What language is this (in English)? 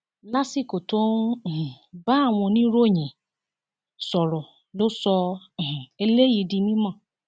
Yoruba